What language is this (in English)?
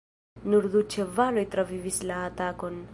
Esperanto